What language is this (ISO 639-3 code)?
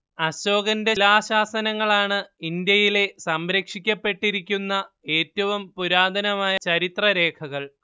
mal